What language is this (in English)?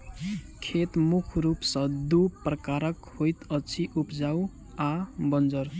Maithili